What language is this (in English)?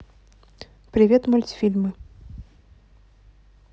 Russian